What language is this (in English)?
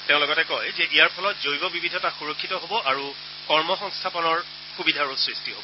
Assamese